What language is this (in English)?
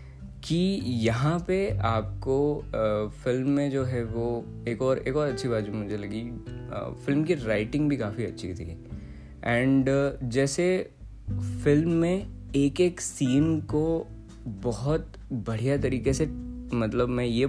Hindi